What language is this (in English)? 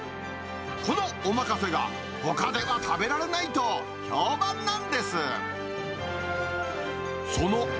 Japanese